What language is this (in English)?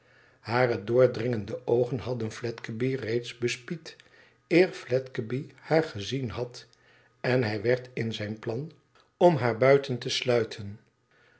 Dutch